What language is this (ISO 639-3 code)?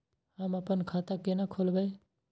mai